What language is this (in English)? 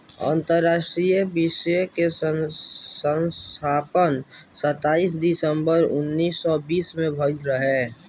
Bhojpuri